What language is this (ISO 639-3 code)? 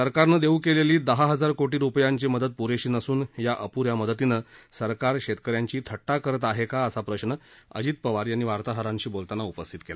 mar